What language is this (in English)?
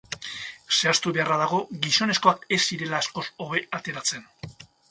Basque